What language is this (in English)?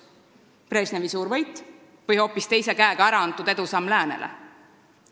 Estonian